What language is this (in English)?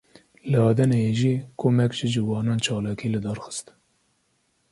Kurdish